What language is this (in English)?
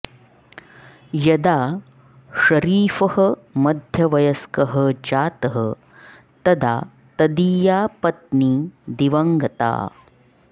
Sanskrit